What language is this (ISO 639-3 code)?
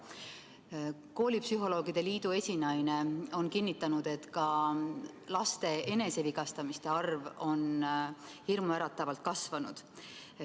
est